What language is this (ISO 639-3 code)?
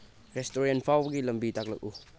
mni